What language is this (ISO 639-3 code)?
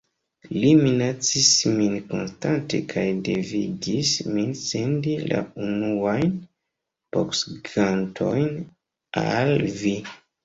epo